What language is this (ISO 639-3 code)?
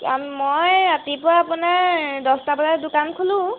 asm